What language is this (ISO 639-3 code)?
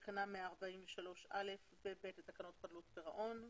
heb